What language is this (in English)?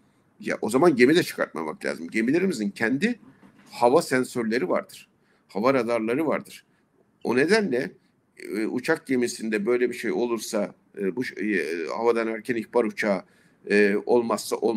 Turkish